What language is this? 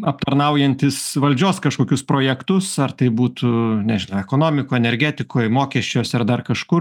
Lithuanian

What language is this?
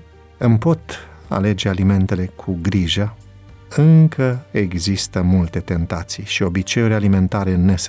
Romanian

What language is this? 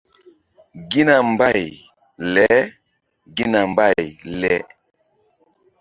Mbum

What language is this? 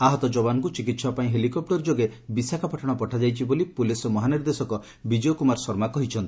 Odia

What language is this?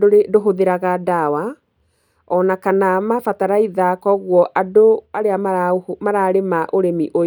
Kikuyu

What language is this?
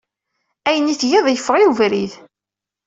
Kabyle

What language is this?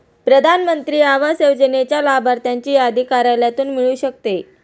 Marathi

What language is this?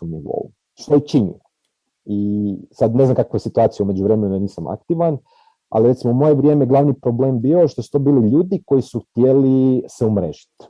Croatian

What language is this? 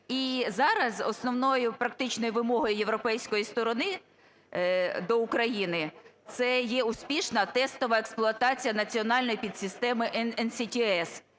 Ukrainian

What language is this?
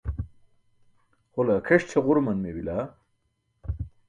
Burushaski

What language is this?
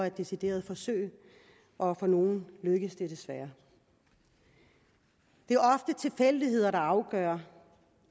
Danish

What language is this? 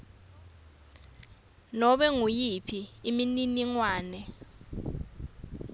Swati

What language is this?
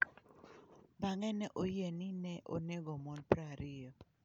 Luo (Kenya and Tanzania)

